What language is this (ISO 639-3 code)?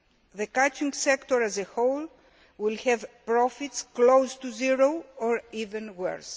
eng